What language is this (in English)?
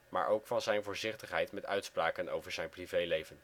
Dutch